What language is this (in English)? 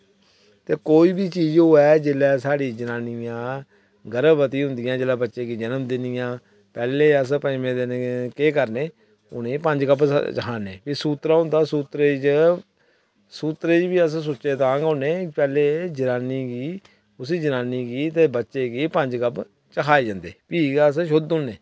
Dogri